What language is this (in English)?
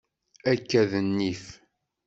Kabyle